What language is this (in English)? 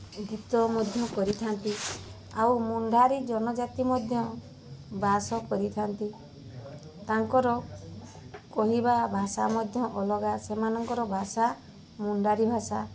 Odia